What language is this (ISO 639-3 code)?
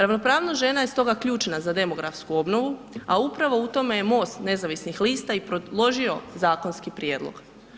hrv